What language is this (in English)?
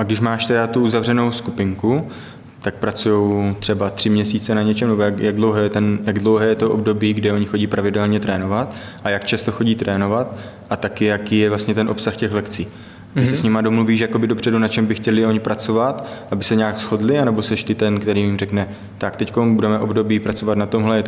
Czech